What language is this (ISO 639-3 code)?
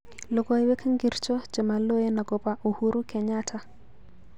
kln